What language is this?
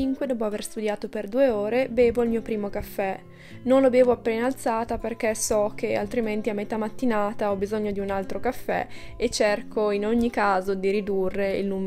Italian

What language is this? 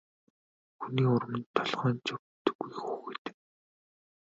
Mongolian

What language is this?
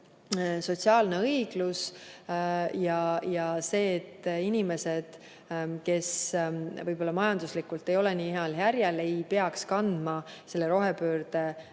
Estonian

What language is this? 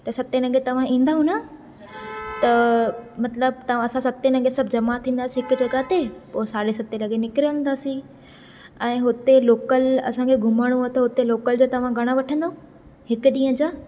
Sindhi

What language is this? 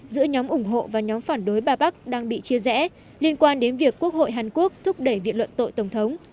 Vietnamese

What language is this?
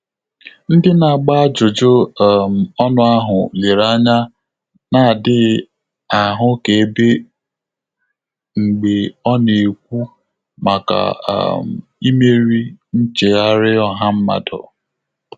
Igbo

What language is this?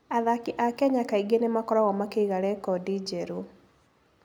Kikuyu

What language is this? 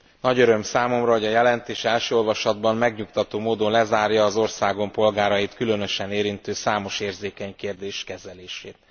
Hungarian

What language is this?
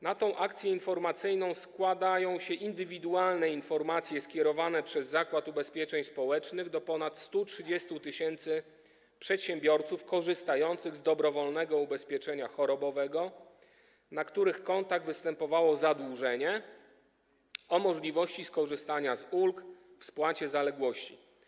Polish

